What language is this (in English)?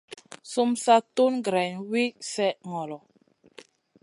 Masana